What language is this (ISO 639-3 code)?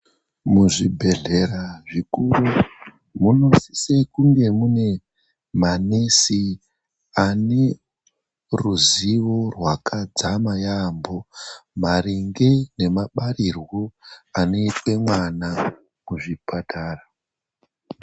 ndc